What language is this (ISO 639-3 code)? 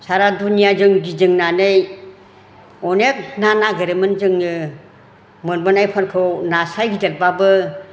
brx